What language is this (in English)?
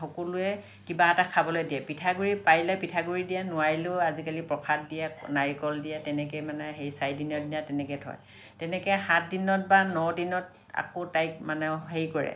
Assamese